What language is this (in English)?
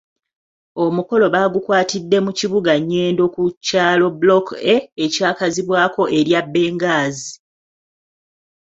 Ganda